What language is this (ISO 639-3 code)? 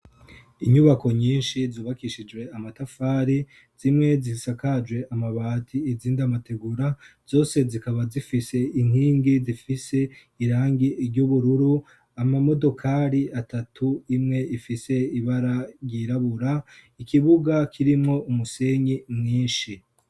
run